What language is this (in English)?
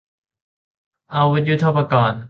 Thai